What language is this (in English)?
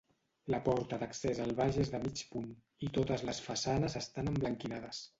Catalan